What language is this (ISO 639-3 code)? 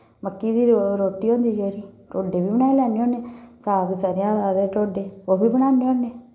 doi